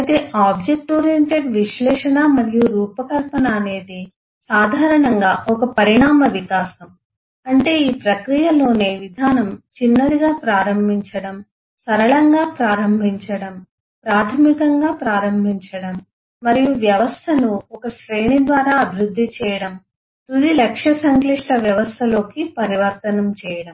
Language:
Telugu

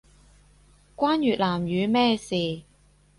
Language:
Cantonese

